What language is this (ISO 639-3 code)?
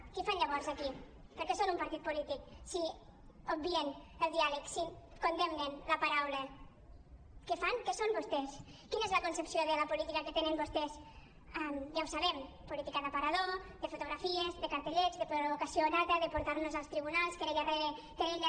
cat